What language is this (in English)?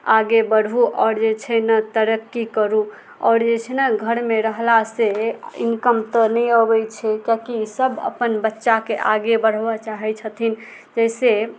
Maithili